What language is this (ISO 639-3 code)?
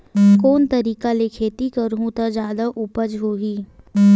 hne